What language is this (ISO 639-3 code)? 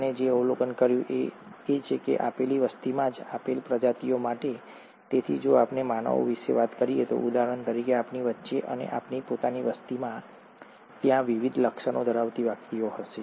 guj